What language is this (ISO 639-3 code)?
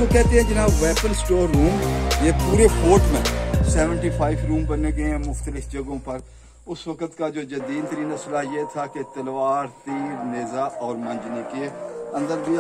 hin